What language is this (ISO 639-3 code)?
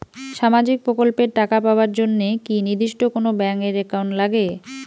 ben